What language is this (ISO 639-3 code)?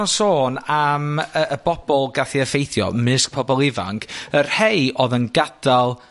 cym